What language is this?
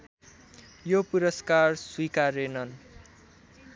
Nepali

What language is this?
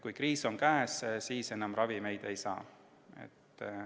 Estonian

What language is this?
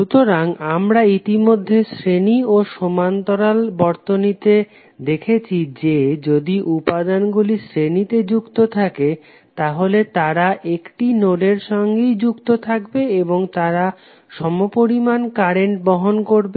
Bangla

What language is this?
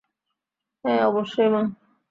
Bangla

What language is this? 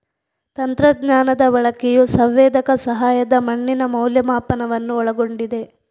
Kannada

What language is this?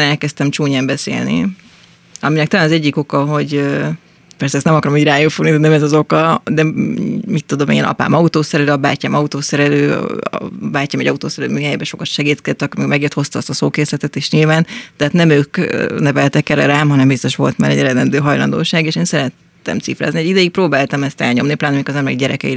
Hungarian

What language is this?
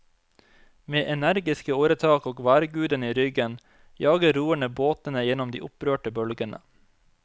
Norwegian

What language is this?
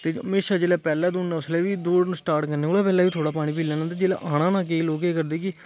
Dogri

